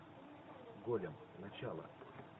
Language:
Russian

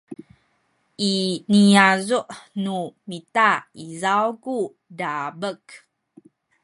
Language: Sakizaya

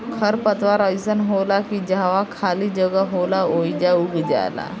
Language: Bhojpuri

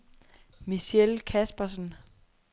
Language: Danish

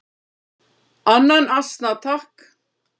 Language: Icelandic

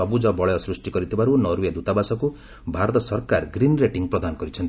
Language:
Odia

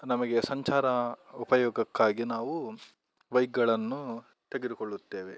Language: Kannada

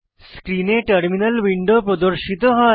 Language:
Bangla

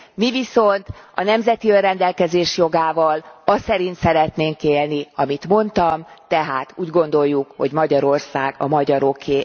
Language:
Hungarian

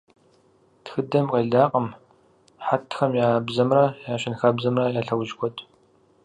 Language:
Kabardian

